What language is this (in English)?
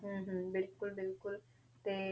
Punjabi